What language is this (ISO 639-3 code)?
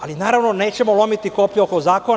srp